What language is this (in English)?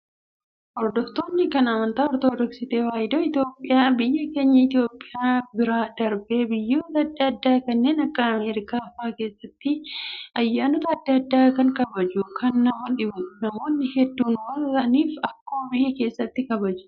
Oromo